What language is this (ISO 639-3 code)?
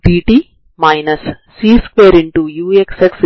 tel